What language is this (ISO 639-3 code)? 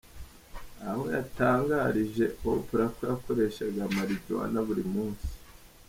kin